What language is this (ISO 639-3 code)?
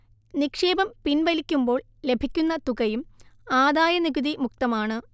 mal